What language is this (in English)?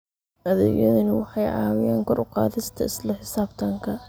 Somali